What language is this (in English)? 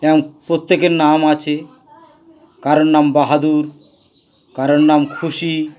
Bangla